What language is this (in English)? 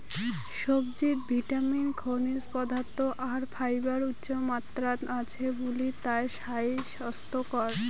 Bangla